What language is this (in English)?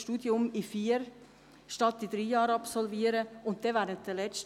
Swiss German